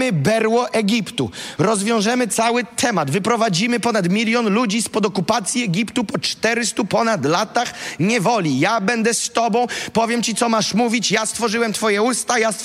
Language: Polish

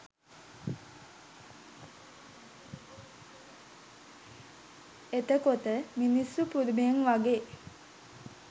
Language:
Sinhala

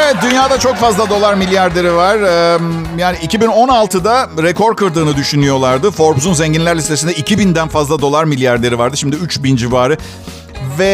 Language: Turkish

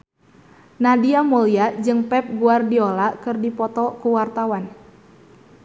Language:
Sundanese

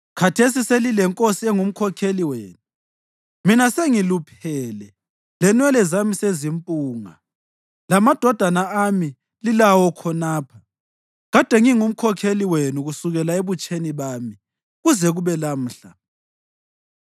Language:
North Ndebele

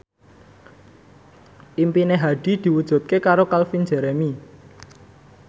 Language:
Javanese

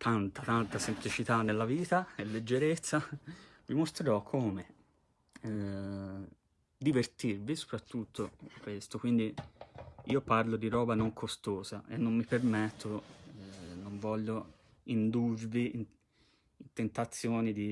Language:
Italian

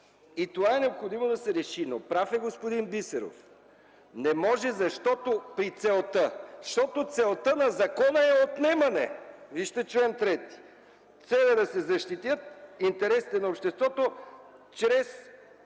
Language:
Bulgarian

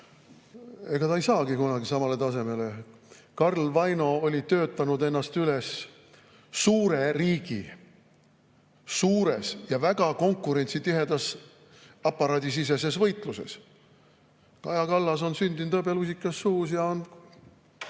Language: Estonian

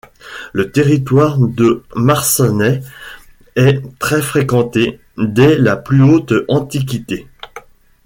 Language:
French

